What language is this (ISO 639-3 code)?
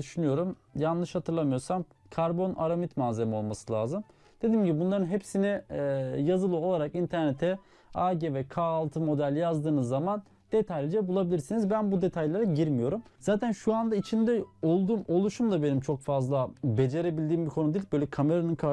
tur